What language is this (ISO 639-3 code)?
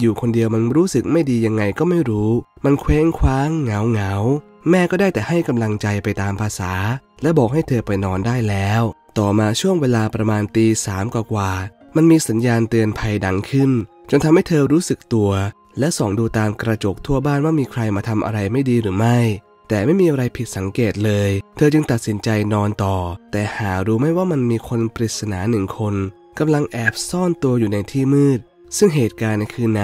tha